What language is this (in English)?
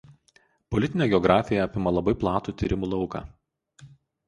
Lithuanian